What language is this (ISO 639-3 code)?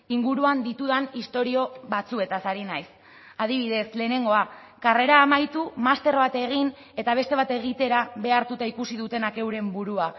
eus